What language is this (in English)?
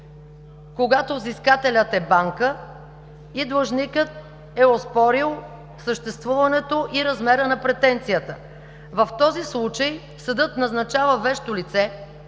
Bulgarian